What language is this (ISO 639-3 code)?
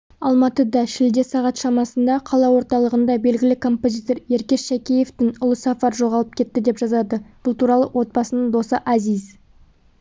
kaz